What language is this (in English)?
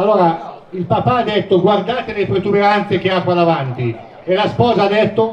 Italian